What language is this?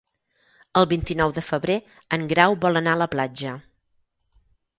Catalan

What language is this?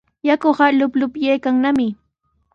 Sihuas Ancash Quechua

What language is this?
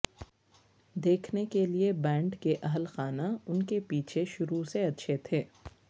Urdu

